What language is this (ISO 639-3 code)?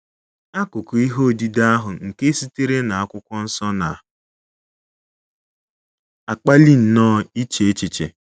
ibo